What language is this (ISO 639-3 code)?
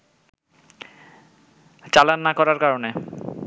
ben